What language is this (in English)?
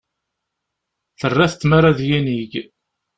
Kabyle